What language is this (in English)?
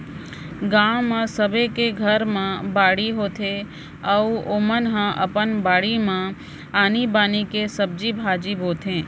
Chhattisgarhi